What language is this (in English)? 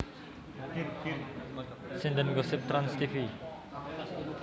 Javanese